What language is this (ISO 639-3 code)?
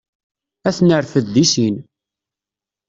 kab